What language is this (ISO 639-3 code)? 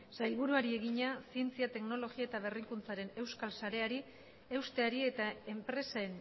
eus